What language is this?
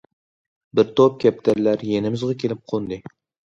Uyghur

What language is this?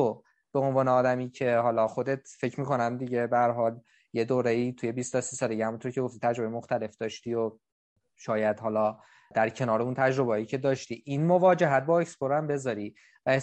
Persian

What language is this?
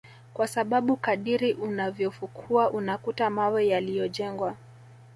Swahili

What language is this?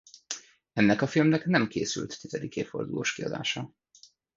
Hungarian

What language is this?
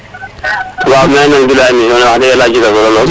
Serer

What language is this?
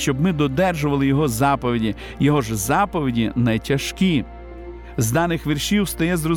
Ukrainian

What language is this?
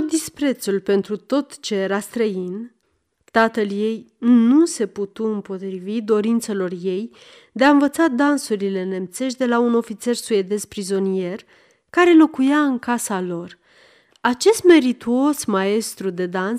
Romanian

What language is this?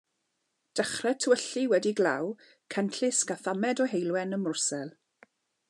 Welsh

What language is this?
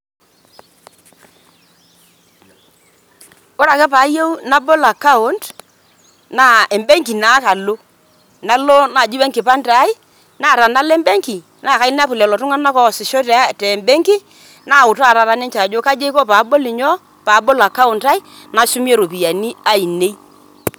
Masai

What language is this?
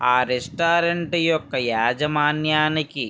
Telugu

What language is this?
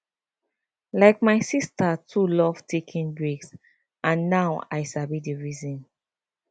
Nigerian Pidgin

